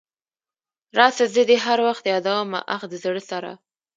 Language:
Pashto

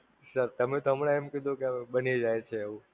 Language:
Gujarati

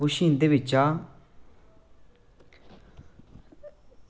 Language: Dogri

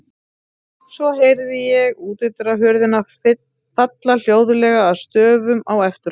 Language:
Icelandic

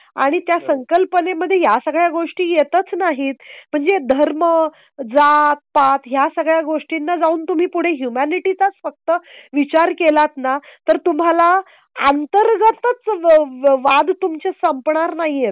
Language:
Marathi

